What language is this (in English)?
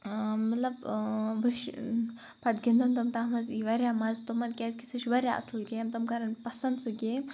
Kashmiri